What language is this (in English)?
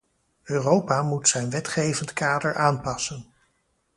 Dutch